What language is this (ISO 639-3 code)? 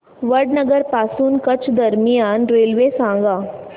mar